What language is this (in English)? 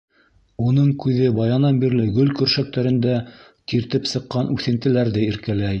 Bashkir